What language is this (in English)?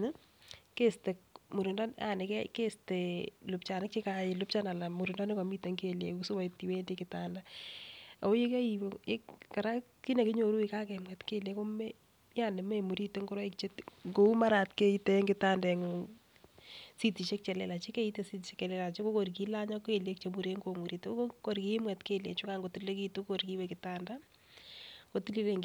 Kalenjin